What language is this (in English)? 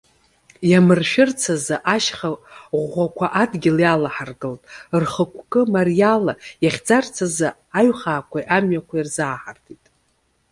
Abkhazian